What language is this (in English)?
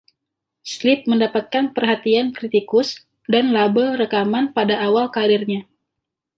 Indonesian